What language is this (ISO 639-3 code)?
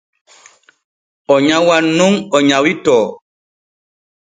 fue